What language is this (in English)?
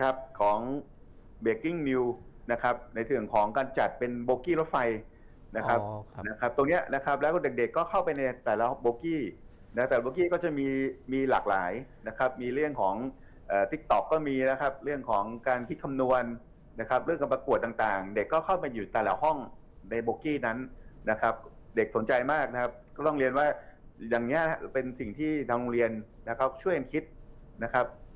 Thai